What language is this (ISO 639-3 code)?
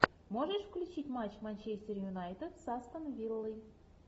rus